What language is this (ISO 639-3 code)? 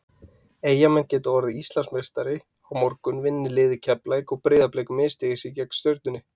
isl